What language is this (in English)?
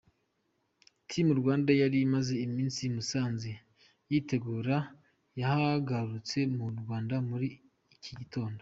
Kinyarwanda